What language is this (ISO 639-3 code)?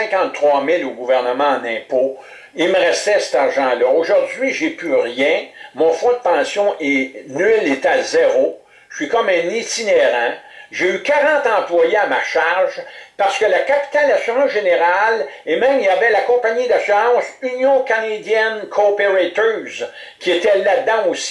fra